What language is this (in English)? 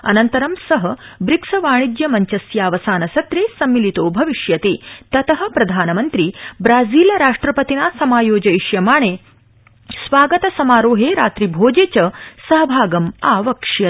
Sanskrit